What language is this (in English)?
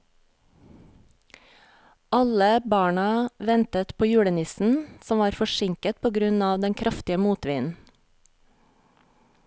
Norwegian